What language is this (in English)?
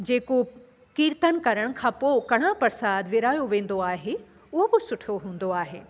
Sindhi